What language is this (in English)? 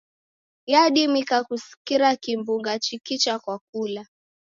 Taita